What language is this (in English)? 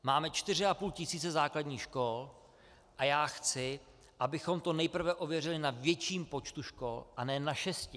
Czech